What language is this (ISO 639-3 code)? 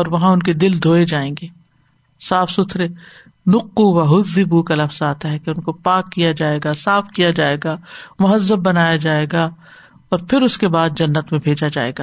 urd